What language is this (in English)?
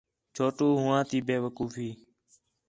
Khetrani